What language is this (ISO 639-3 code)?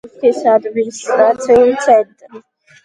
kat